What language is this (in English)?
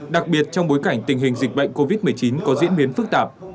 Vietnamese